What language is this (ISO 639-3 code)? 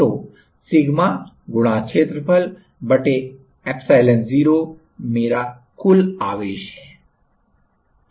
hin